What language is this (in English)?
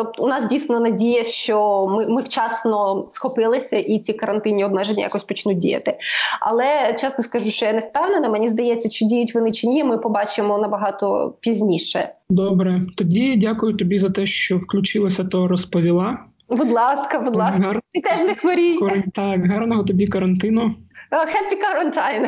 Ukrainian